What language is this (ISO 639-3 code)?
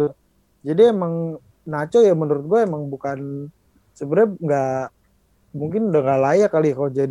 ind